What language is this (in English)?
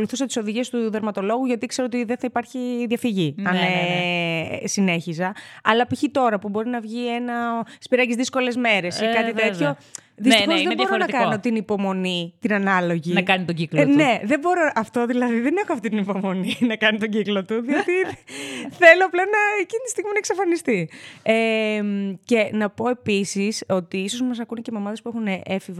Greek